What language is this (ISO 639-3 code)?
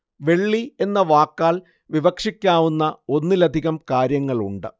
mal